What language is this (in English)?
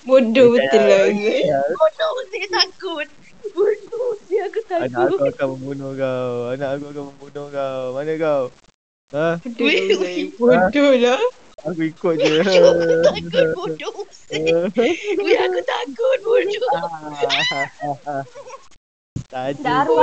Malay